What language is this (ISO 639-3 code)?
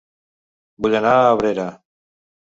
cat